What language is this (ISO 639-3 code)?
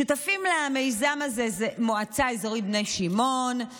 heb